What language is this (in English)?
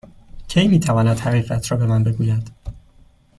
Persian